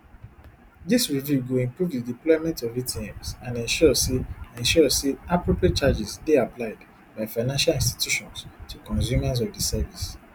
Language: Nigerian Pidgin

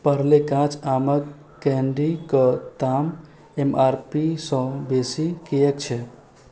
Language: Maithili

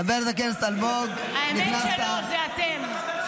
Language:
Hebrew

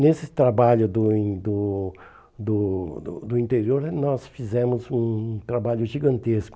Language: Portuguese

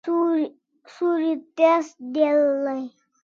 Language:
Kalasha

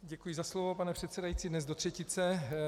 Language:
Czech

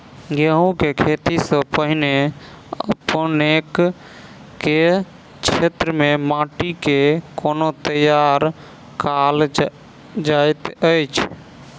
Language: Maithili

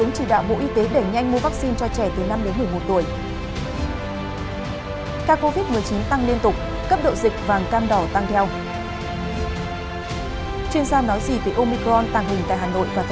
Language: Vietnamese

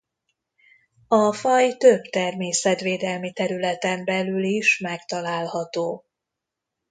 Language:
Hungarian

